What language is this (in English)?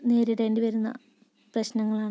Malayalam